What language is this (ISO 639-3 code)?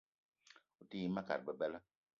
eto